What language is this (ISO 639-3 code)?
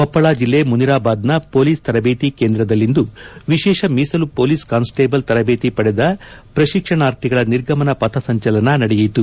kan